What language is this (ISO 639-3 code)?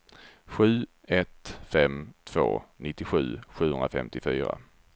swe